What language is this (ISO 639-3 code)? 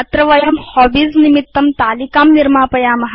san